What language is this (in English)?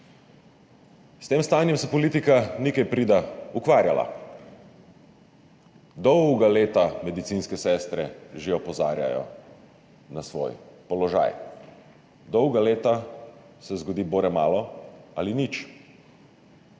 Slovenian